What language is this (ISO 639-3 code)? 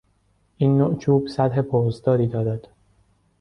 fas